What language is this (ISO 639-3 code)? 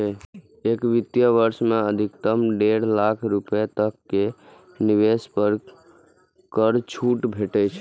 mai